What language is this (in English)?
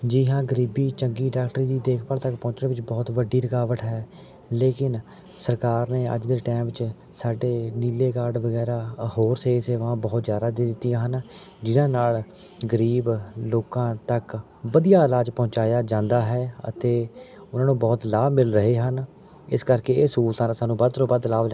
Punjabi